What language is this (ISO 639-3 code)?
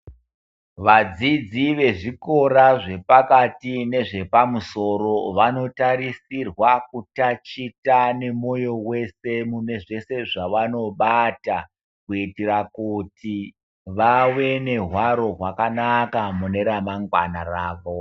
ndc